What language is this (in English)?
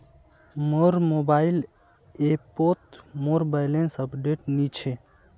Magahi